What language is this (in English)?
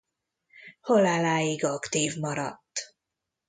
Hungarian